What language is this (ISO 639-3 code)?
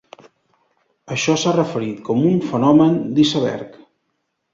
cat